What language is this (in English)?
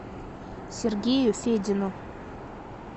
Russian